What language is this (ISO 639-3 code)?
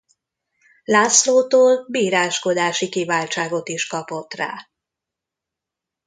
hun